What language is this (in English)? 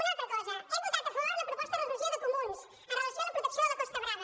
Catalan